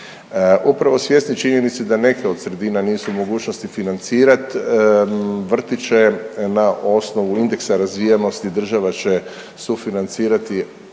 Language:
Croatian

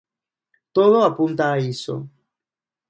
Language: Galician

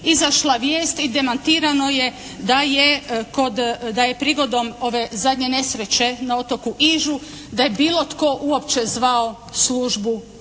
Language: Croatian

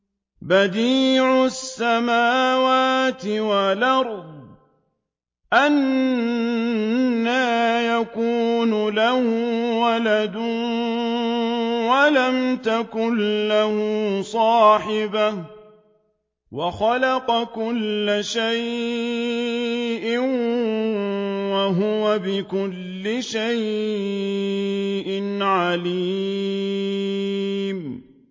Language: Arabic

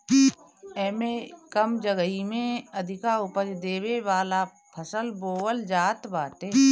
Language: Bhojpuri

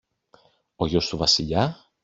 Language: Greek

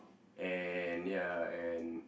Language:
English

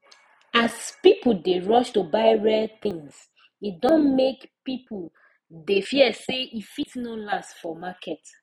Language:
Nigerian Pidgin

